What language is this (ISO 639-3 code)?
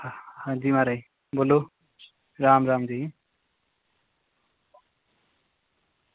doi